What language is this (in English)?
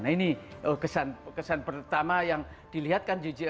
Indonesian